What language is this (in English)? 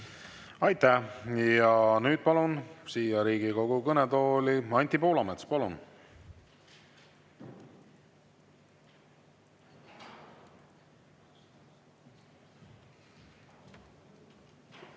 Estonian